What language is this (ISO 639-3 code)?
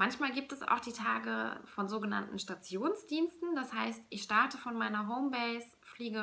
deu